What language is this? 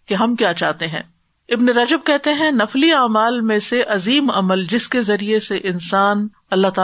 Urdu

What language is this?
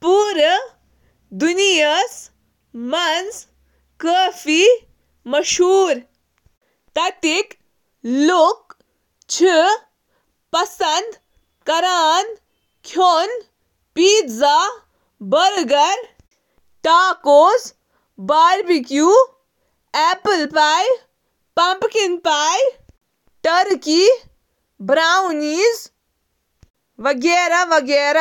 Kashmiri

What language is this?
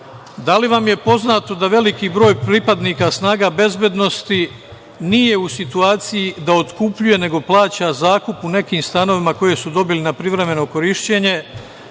Serbian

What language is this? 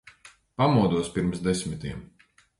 Latvian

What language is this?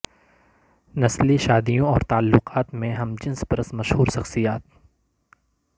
Urdu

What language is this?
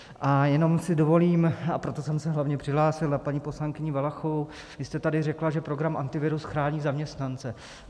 Czech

